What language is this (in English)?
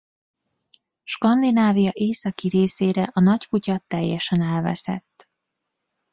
Hungarian